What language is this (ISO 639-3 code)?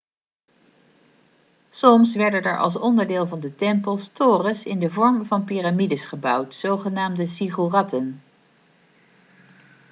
nld